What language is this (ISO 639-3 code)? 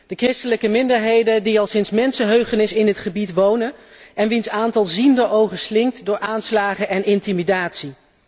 nld